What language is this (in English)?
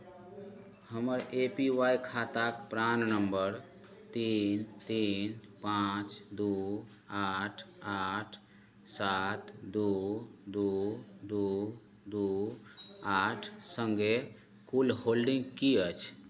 Maithili